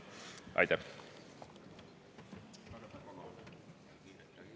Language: Estonian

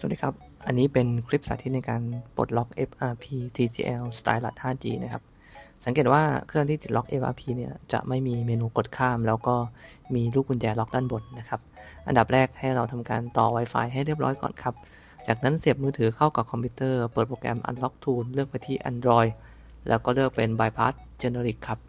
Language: Thai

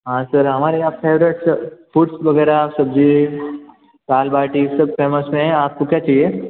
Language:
Hindi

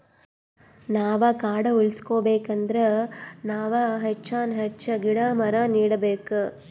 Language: Kannada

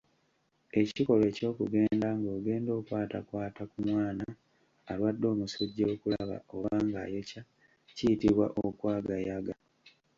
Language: Ganda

